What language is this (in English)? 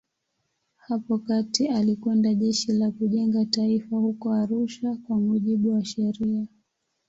Swahili